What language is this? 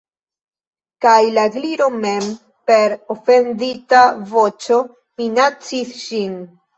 Esperanto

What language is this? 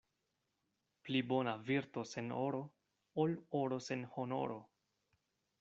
Esperanto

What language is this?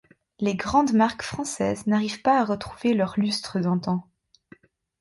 French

